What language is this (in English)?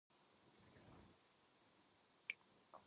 Korean